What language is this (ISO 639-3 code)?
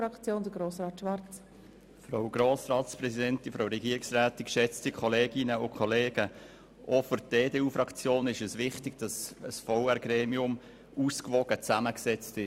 gsw